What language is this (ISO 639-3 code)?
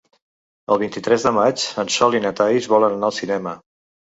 cat